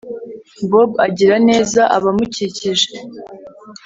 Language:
Kinyarwanda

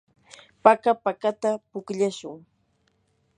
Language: Yanahuanca Pasco Quechua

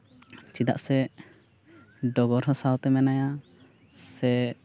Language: Santali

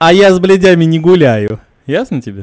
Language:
Russian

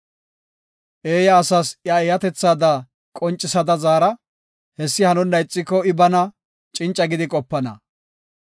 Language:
Gofa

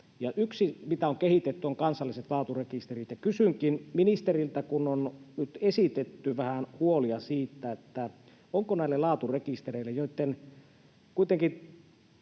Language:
Finnish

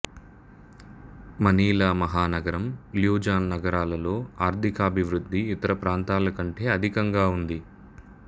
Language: Telugu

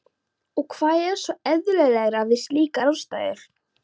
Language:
Icelandic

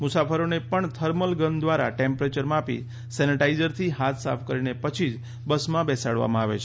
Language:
Gujarati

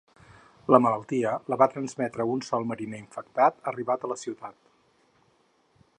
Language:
Catalan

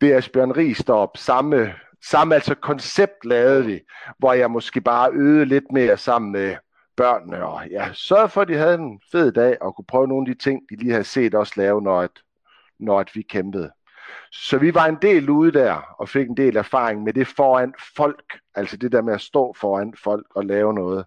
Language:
Danish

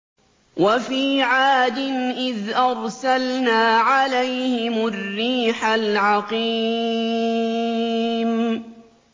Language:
Arabic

